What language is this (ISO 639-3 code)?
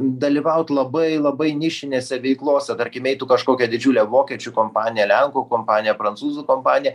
lit